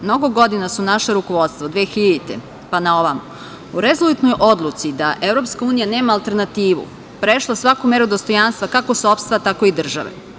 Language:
Serbian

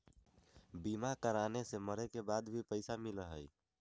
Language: Magahi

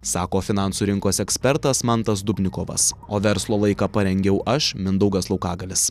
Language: Lithuanian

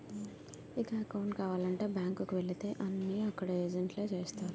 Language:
Telugu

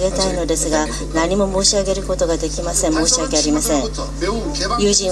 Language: Japanese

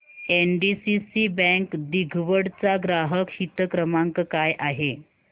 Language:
Marathi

